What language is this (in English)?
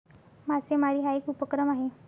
Marathi